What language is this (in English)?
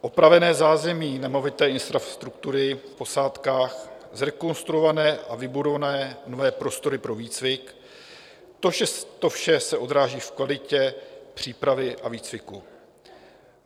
Czech